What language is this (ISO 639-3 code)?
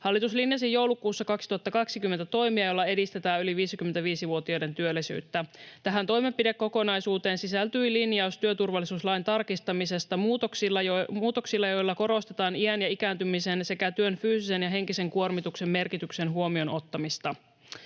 fin